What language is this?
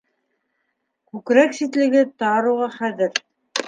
Bashkir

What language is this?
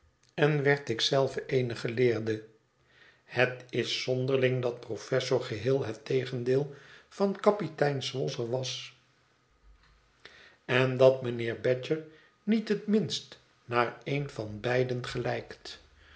Dutch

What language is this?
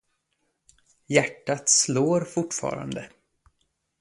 Swedish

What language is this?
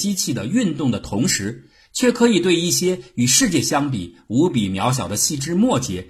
Chinese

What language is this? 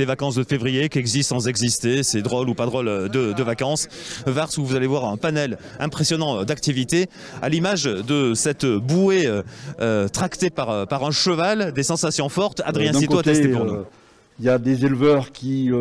French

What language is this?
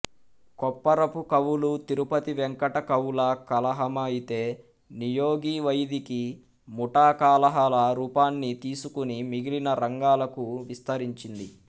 Telugu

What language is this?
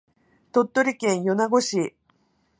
Japanese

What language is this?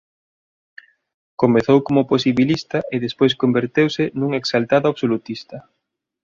Galician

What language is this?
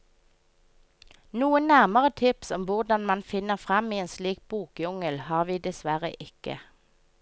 Norwegian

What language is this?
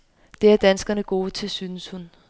Danish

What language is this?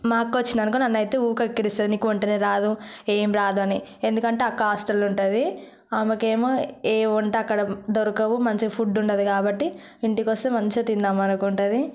Telugu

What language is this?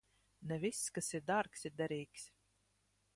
Latvian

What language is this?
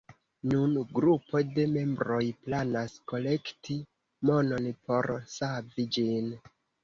Esperanto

